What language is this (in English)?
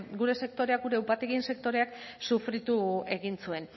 Basque